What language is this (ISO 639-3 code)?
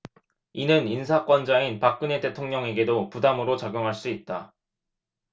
kor